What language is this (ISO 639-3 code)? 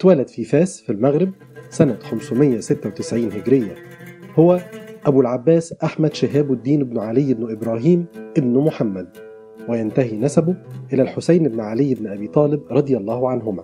ara